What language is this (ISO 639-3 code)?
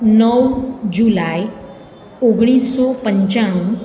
guj